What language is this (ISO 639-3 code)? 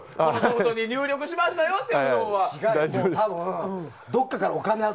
jpn